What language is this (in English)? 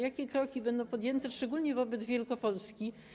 Polish